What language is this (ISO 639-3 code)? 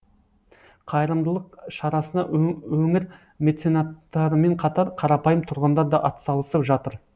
kaz